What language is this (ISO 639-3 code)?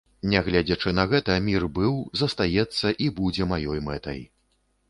bel